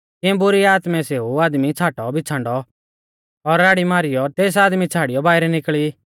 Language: Mahasu Pahari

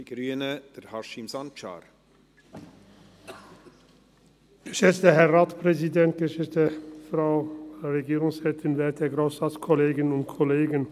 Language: Swiss German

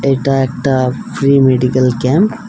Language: Bangla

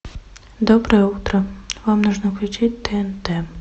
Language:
Russian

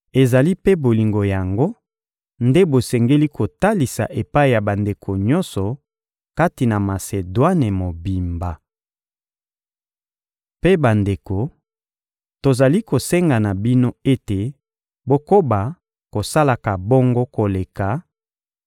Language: Lingala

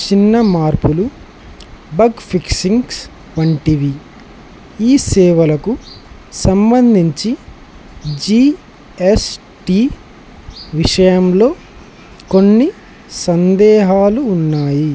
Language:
Telugu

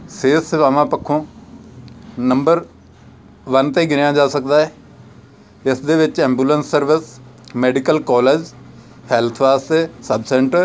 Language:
Punjabi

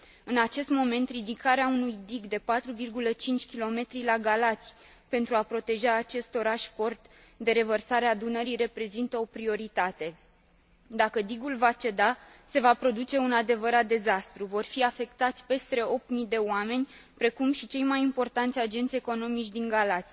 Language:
Romanian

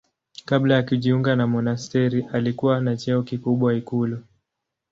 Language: Swahili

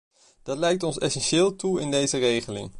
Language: Dutch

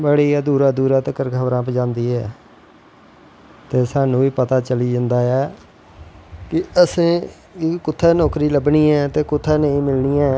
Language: Dogri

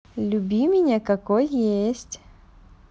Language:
Russian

